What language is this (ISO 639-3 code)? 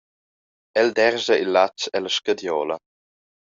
roh